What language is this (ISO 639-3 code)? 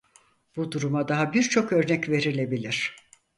tur